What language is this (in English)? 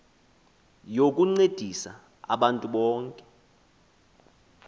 Xhosa